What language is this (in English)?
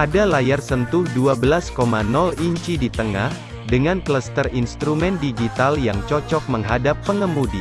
Indonesian